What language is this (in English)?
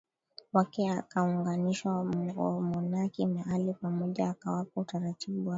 Swahili